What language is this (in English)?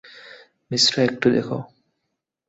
Bangla